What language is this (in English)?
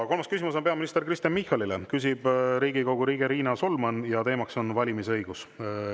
Estonian